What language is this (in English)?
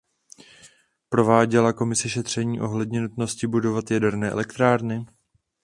Czech